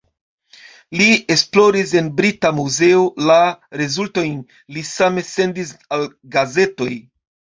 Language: Esperanto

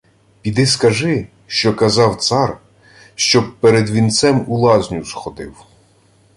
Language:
Ukrainian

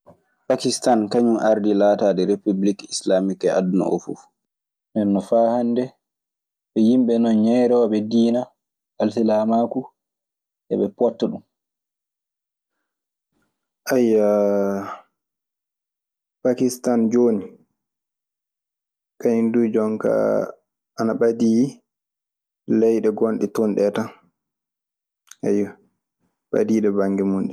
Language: Maasina Fulfulde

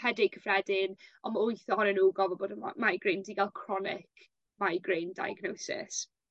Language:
Welsh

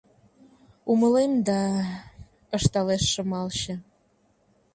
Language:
Mari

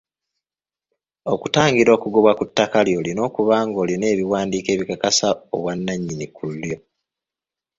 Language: Ganda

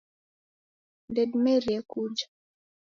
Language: Taita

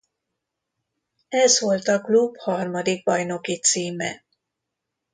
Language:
Hungarian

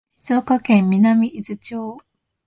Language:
Japanese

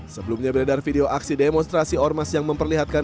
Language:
Indonesian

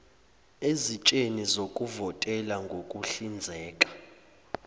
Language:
Zulu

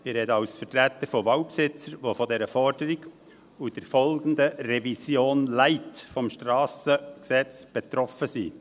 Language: Swiss German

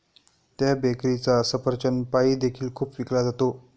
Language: Marathi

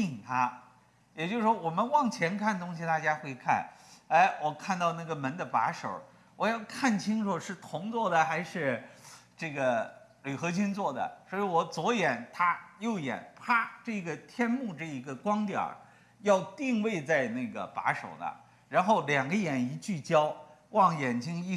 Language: Chinese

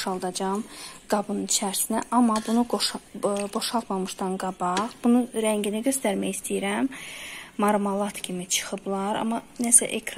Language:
Turkish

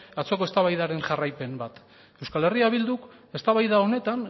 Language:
Basque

